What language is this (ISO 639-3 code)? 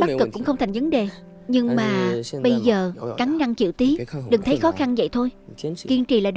vie